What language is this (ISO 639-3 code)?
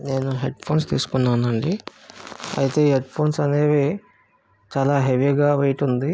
tel